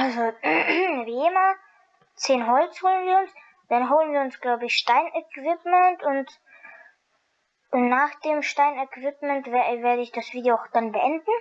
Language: German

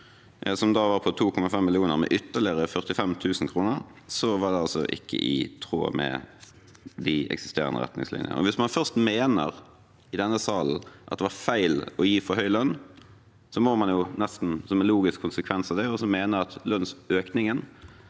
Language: Norwegian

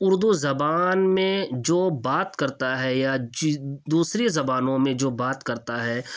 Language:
Urdu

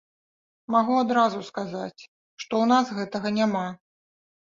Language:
Belarusian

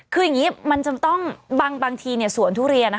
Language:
Thai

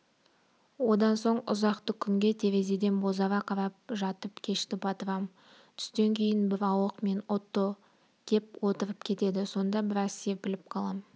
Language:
Kazakh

